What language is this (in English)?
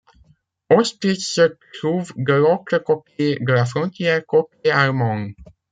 French